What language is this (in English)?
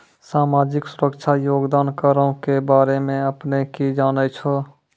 Maithili